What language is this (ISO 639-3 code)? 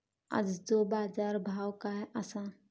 mar